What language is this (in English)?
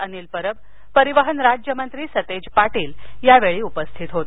Marathi